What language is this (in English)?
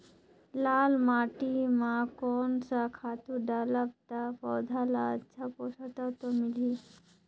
Chhattisgarhi